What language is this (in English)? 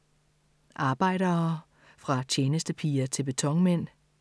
Danish